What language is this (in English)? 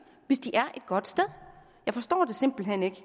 Danish